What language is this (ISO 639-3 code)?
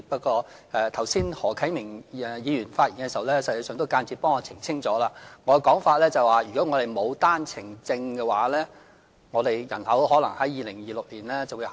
yue